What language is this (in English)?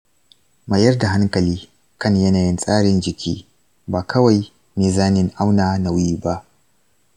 Hausa